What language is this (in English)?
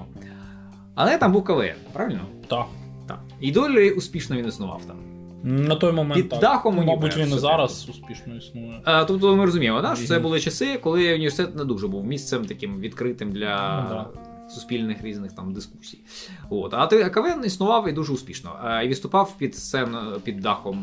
Ukrainian